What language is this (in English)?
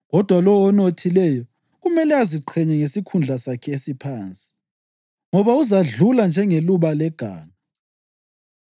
North Ndebele